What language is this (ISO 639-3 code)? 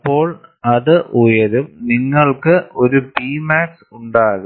mal